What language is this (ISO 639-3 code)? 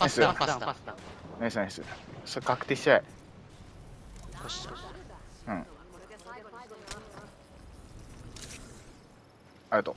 jpn